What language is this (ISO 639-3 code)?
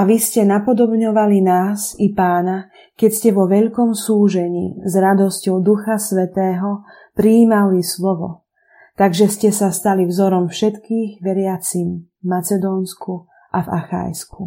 slk